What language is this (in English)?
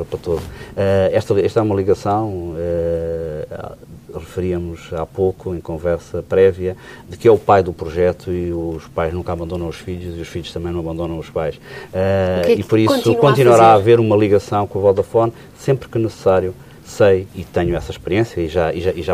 Portuguese